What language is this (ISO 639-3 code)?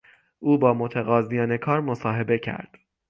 fas